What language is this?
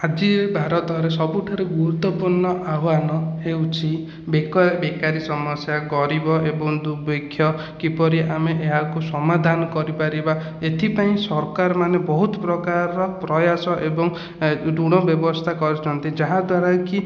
Odia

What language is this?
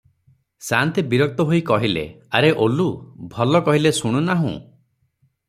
Odia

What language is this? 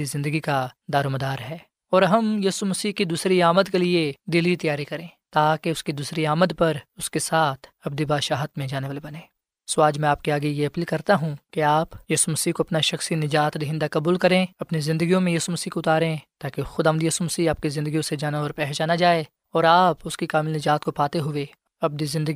Urdu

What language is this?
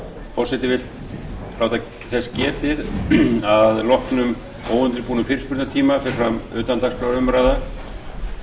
Icelandic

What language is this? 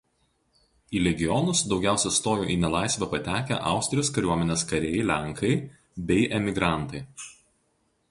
Lithuanian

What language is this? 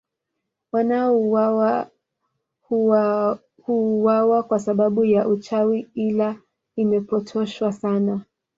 Swahili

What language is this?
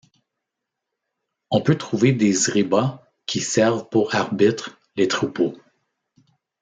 French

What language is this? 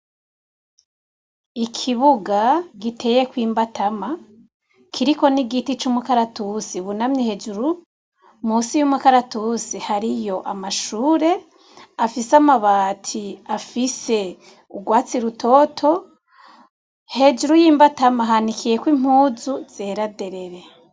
Rundi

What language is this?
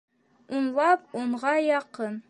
Bashkir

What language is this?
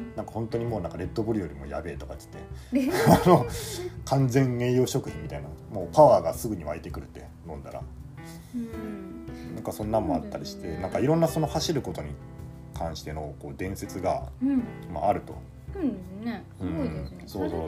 Japanese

